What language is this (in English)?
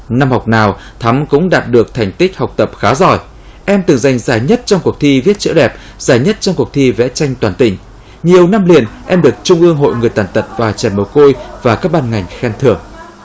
Vietnamese